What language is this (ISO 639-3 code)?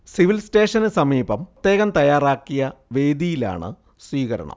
mal